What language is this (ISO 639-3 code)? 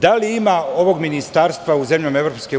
srp